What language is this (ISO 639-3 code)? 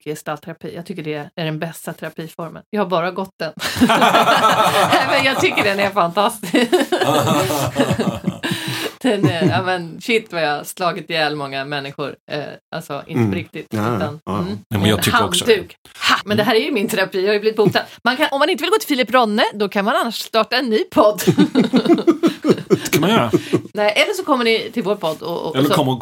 swe